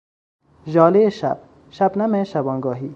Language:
Persian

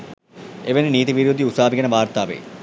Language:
Sinhala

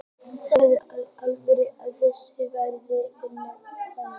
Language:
Icelandic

